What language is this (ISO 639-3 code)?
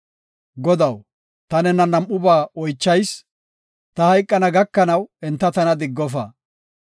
gof